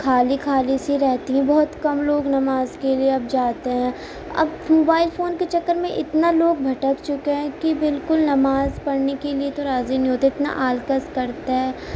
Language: Urdu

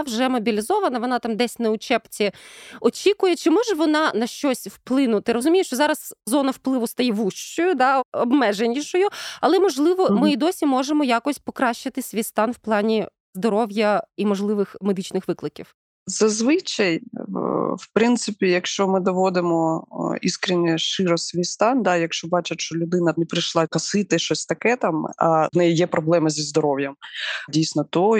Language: Ukrainian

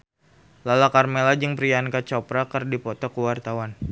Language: Sundanese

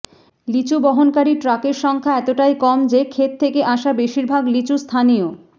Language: Bangla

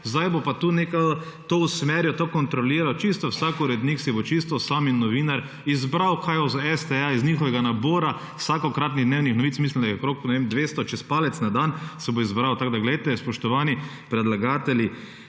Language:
Slovenian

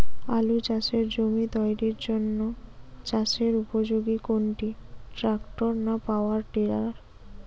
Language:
Bangla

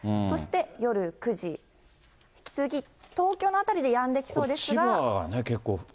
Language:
Japanese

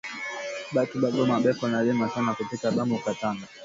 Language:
Swahili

